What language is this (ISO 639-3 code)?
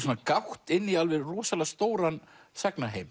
isl